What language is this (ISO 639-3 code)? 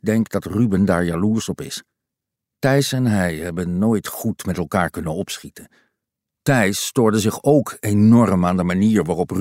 nld